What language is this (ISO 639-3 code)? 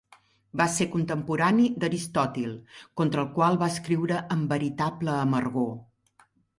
cat